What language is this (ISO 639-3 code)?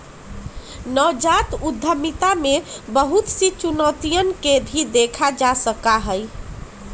mag